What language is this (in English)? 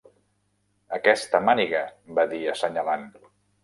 Catalan